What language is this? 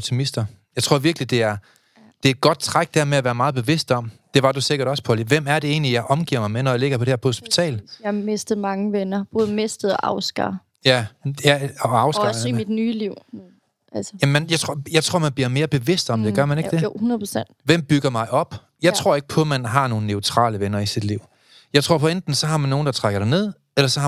Danish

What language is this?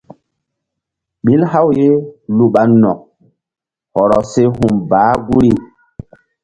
Mbum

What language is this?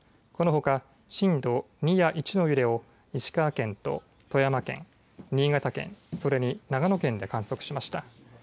Japanese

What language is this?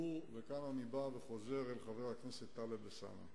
Hebrew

